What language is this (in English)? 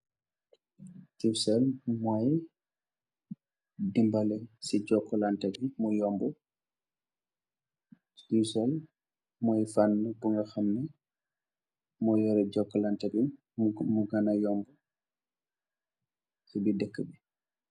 Wolof